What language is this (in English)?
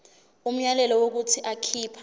Zulu